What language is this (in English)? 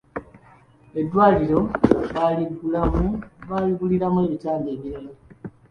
Ganda